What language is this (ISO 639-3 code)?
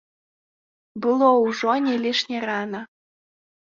bel